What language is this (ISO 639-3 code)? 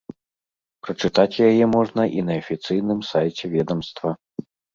bel